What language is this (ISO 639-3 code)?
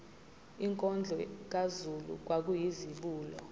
zul